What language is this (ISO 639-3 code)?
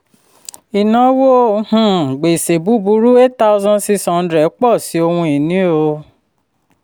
yor